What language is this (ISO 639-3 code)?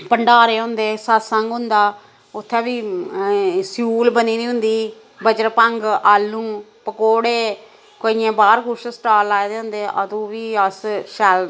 doi